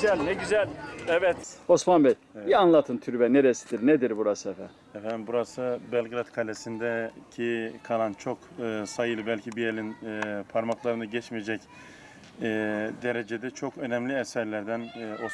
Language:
Turkish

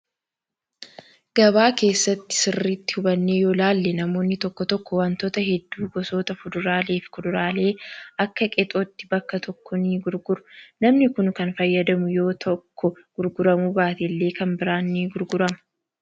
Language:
Oromo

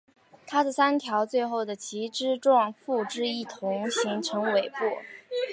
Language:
Chinese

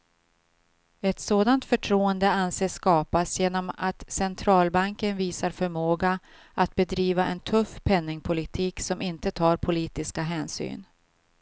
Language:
Swedish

